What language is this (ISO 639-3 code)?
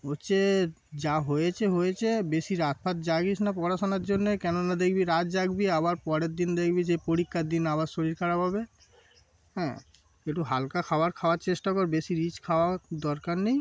ben